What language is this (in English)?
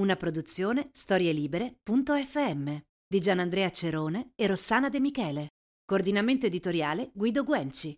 Italian